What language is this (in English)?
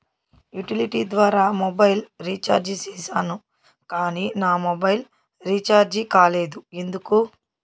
Telugu